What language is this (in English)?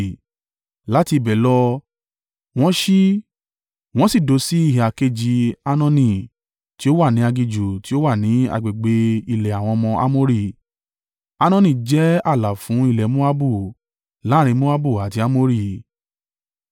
Yoruba